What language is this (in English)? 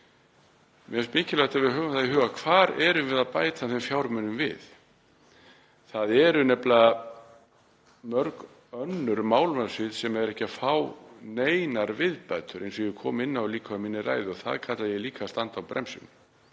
Icelandic